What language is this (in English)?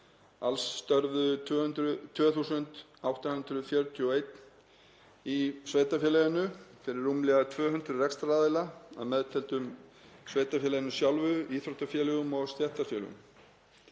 Icelandic